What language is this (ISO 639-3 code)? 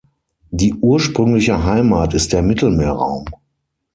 deu